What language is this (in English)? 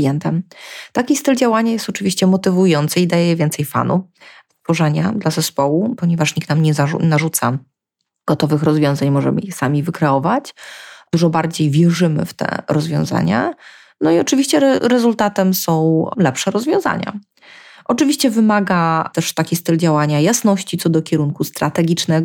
Polish